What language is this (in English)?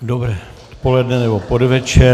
Czech